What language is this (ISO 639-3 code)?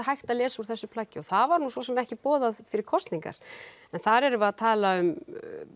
isl